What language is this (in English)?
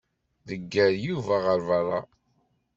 Kabyle